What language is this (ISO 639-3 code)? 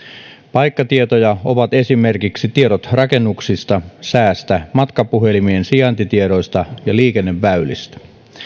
fin